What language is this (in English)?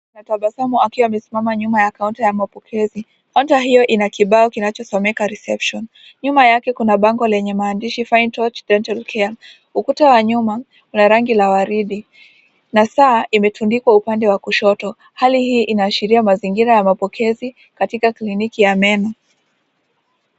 Swahili